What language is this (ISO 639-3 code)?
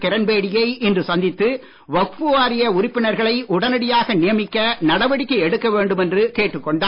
tam